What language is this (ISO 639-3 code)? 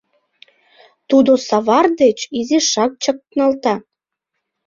chm